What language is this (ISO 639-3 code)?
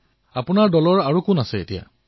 asm